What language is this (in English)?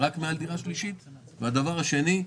Hebrew